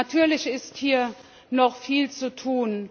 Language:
German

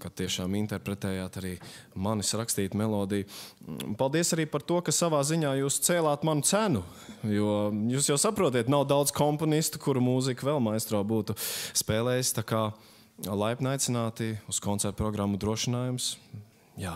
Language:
Latvian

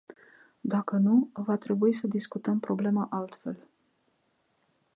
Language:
Romanian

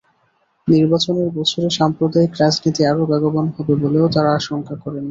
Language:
Bangla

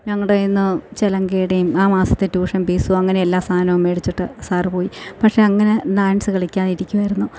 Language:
Malayalam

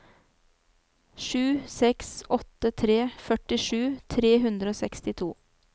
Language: Norwegian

